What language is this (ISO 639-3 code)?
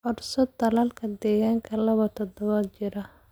som